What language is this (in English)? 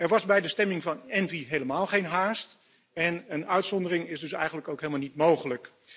Dutch